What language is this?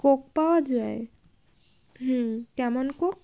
Bangla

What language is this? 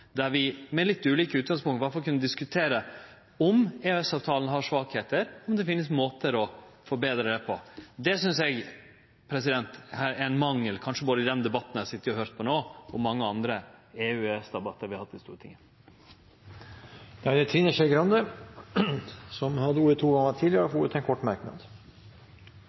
Norwegian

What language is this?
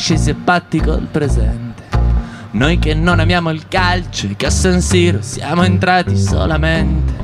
Italian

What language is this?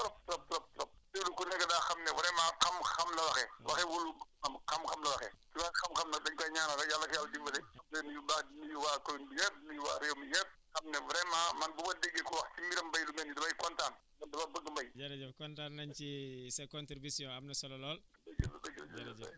Wolof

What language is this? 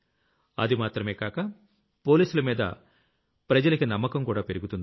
Telugu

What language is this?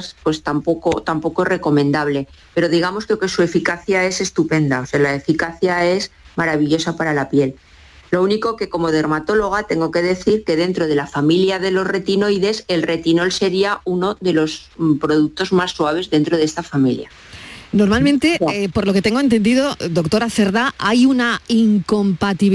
Spanish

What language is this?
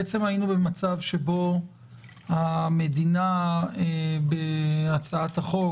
Hebrew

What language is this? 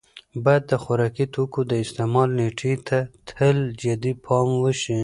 Pashto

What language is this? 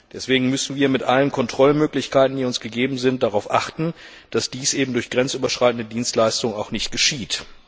German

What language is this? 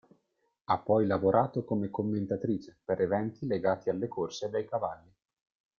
Italian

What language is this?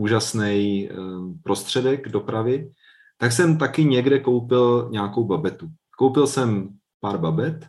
Czech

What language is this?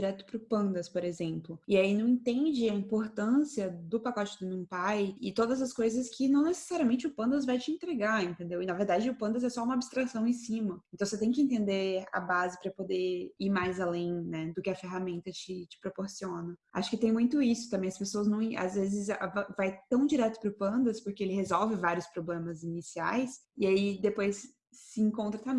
Portuguese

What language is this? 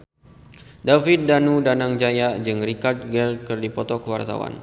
Sundanese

